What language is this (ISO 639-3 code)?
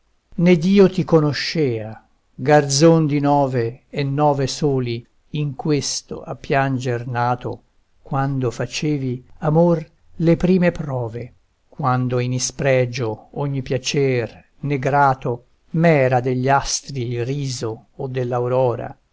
ita